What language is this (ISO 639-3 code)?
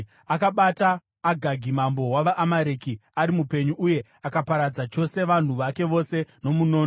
sna